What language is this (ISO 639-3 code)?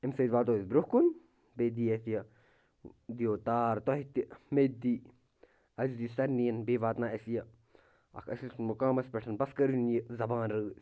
kas